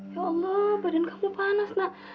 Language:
Indonesian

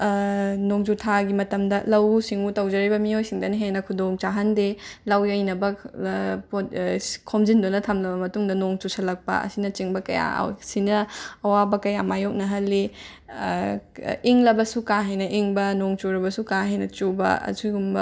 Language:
Manipuri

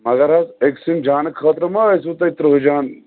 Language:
Kashmiri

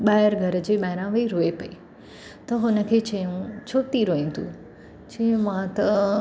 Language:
Sindhi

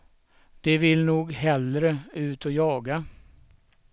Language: Swedish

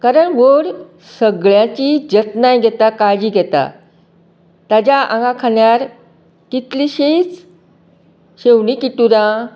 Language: Konkani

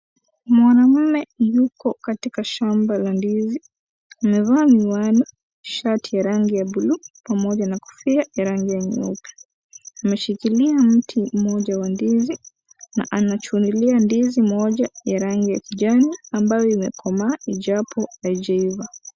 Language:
Swahili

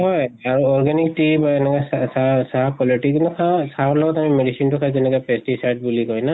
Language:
Assamese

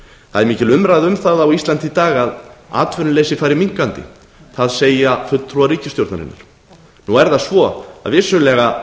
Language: Icelandic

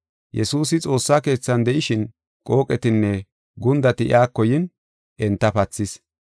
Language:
Gofa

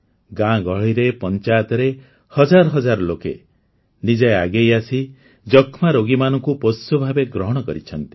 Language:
Odia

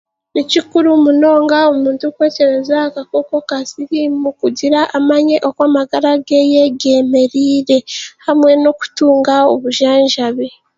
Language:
Chiga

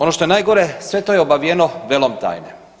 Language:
Croatian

